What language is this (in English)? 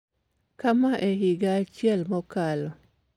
Luo (Kenya and Tanzania)